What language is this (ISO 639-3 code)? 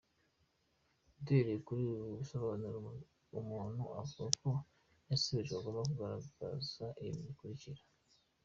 kin